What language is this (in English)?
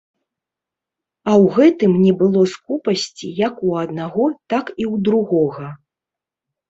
Belarusian